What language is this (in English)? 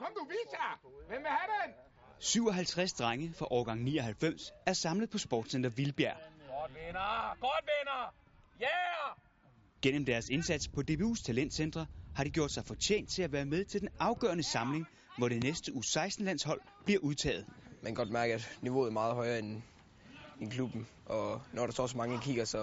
Danish